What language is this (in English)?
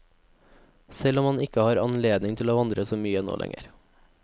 Norwegian